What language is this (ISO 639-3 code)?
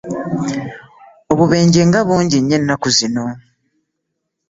lug